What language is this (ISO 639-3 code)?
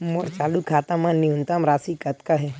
hne